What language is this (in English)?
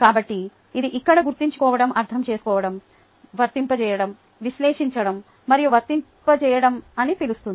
Telugu